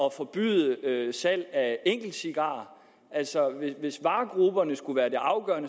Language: Danish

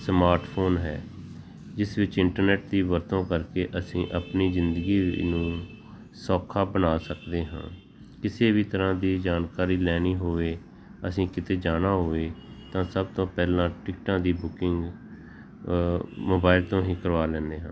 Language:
Punjabi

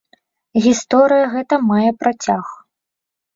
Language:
Belarusian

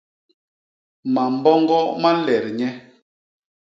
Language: Basaa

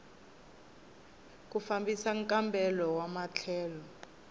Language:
Tsonga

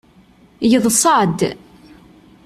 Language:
Kabyle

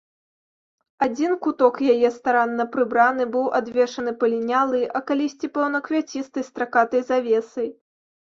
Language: Belarusian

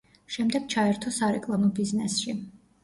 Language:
Georgian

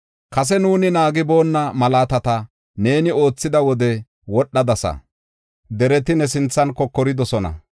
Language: Gofa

